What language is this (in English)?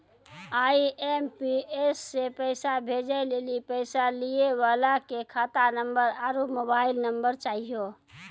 Maithili